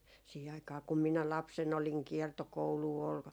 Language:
Finnish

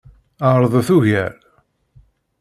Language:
Kabyle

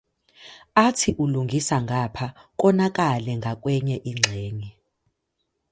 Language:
Zulu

